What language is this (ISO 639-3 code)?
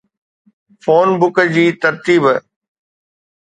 snd